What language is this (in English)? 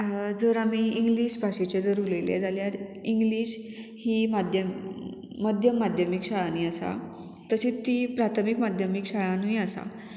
Konkani